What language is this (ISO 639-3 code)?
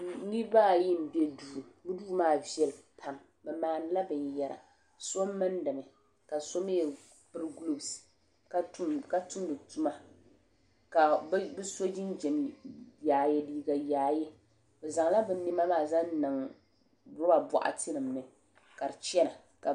dag